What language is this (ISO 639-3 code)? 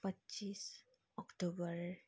nep